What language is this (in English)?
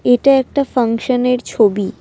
Bangla